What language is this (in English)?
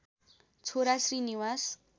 Nepali